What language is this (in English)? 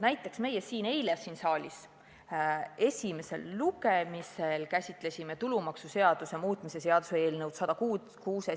Estonian